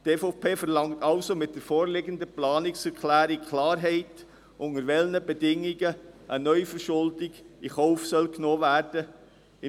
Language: Swiss German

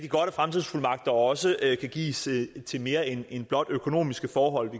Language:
Danish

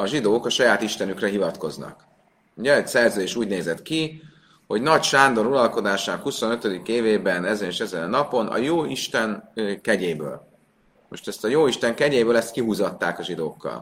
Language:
Hungarian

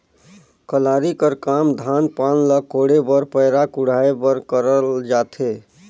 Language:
Chhattisgarhi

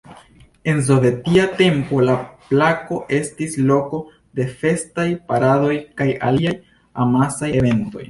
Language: Esperanto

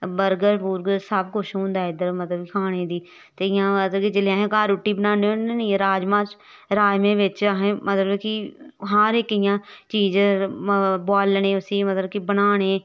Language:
Dogri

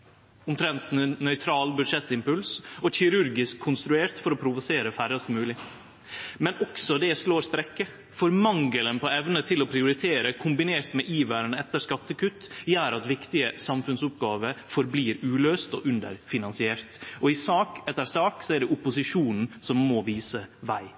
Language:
Norwegian Nynorsk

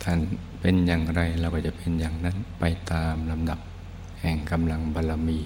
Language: Thai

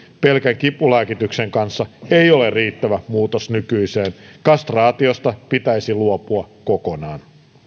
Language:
Finnish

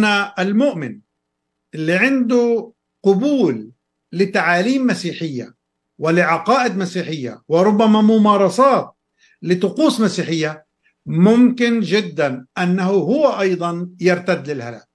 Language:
Arabic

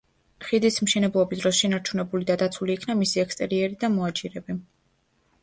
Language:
Georgian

